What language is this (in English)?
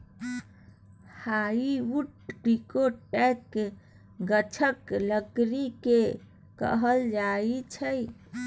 Maithili